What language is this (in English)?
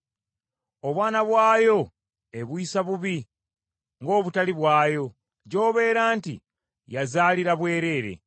Ganda